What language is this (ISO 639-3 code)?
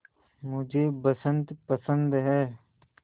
hin